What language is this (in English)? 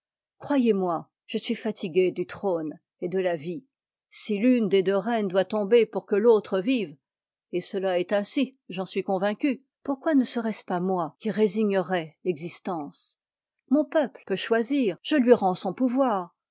French